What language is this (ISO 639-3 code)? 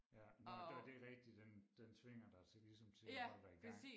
dan